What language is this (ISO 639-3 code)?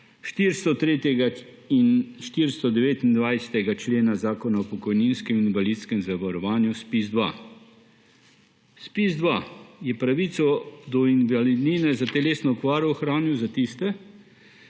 slv